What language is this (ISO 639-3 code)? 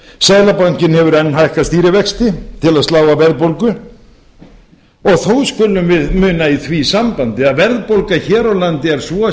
isl